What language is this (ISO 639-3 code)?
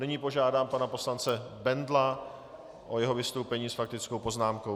ces